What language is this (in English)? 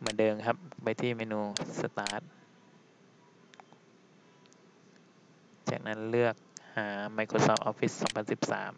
Thai